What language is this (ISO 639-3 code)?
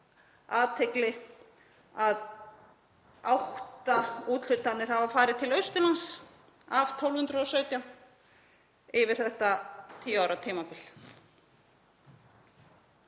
isl